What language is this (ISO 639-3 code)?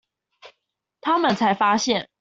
zho